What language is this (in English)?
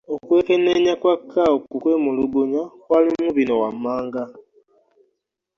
Ganda